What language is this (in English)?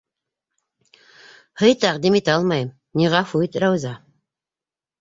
Bashkir